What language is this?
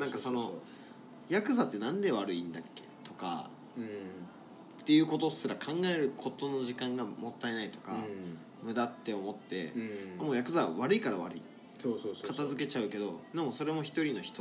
Japanese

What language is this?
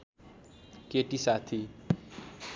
Nepali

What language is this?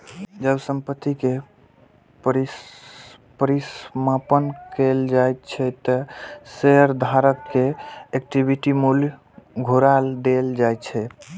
Maithili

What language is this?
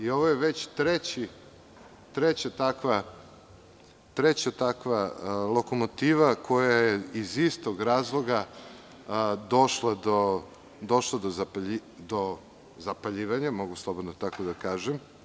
Serbian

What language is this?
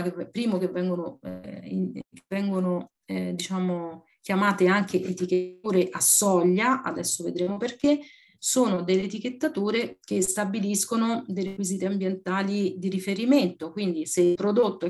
Italian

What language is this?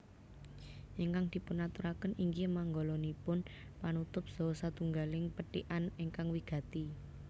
Javanese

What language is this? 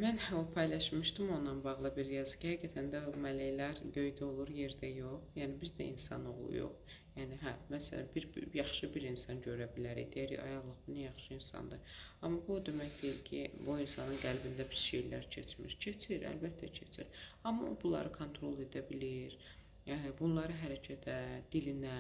Turkish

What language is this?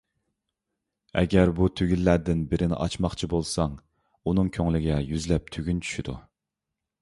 Uyghur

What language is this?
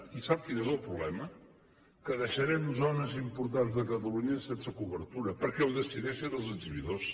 Catalan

